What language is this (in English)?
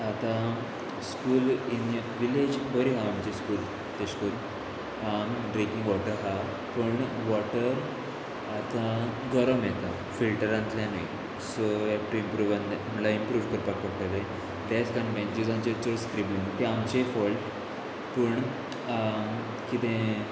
Konkani